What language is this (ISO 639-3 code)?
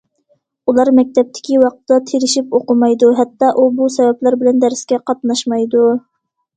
uig